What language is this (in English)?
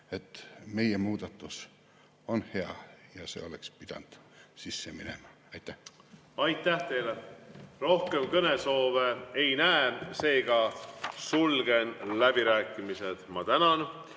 Estonian